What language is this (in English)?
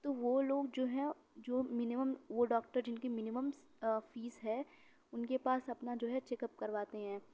Urdu